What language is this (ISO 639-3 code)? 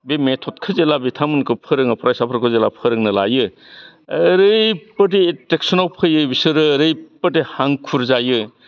brx